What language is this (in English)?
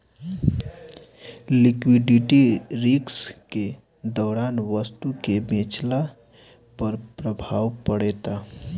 Bhojpuri